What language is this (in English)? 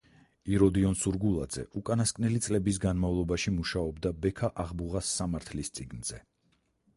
Georgian